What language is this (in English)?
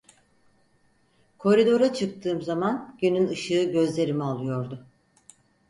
Turkish